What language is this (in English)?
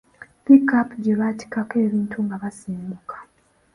Ganda